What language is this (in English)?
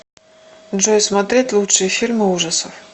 Russian